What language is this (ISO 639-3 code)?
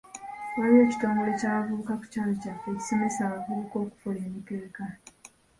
lug